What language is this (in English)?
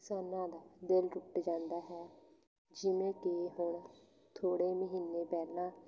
Punjabi